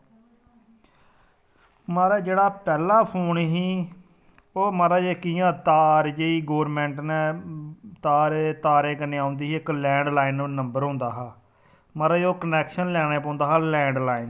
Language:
Dogri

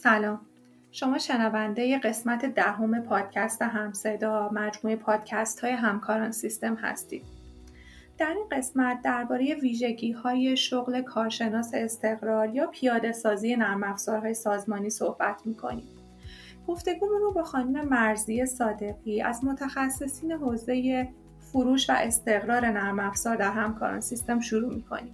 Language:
Persian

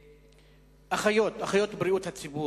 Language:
Hebrew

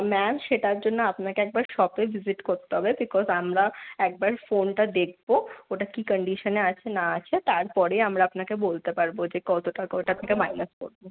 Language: Bangla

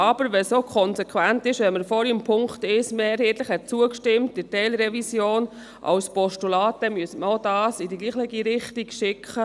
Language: Swiss German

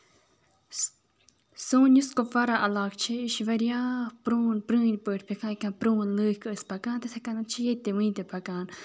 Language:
Kashmiri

